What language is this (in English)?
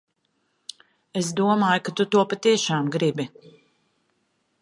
Latvian